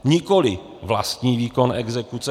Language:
Czech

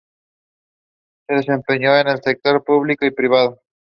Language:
Spanish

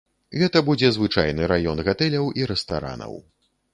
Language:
Belarusian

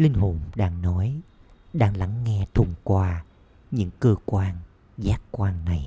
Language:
Vietnamese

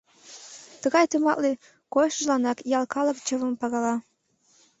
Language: Mari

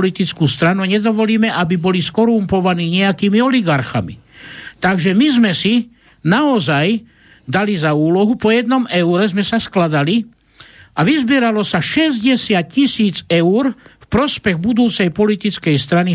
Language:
Slovak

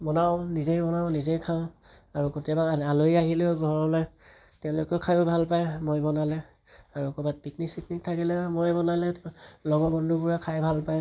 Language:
Assamese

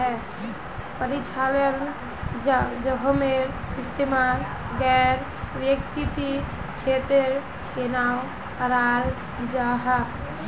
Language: Magahi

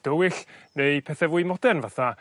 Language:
Welsh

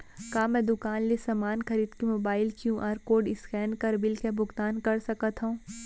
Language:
Chhattisgarhi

